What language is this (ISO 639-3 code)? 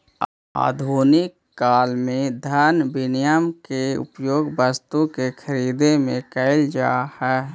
mag